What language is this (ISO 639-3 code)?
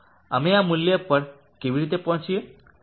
guj